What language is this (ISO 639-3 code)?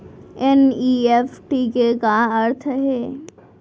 hne